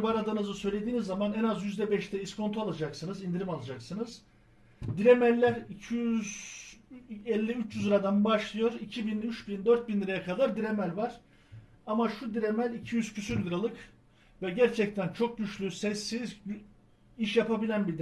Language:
Turkish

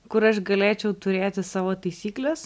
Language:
Lithuanian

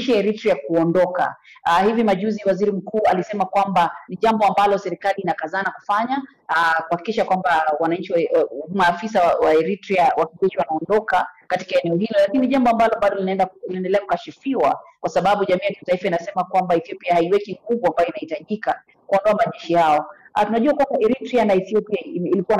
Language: Swahili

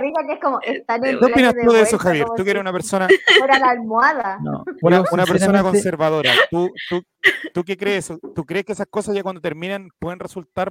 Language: Spanish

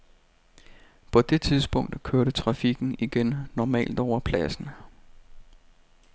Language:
Danish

